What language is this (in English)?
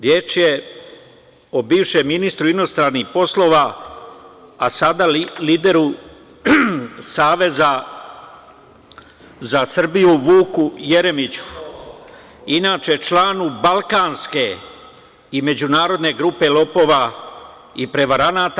Serbian